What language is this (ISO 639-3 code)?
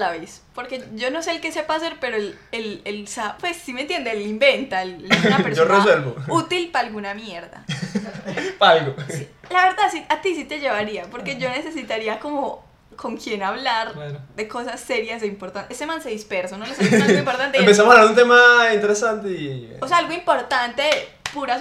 spa